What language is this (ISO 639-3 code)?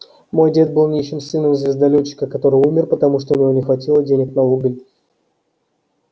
rus